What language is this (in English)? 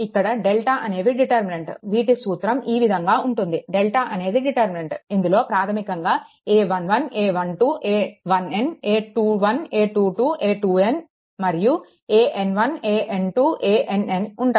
Telugu